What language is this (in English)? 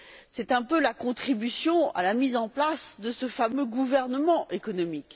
French